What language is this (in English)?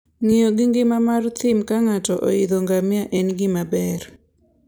Luo (Kenya and Tanzania)